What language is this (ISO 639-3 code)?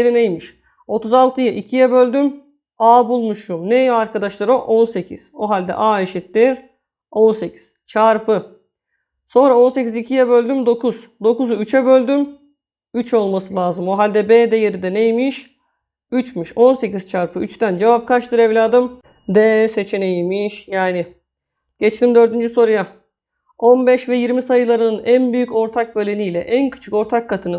tur